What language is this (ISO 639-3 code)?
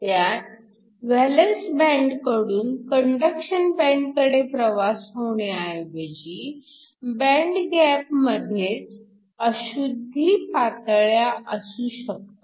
mar